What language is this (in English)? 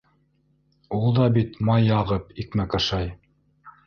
Bashkir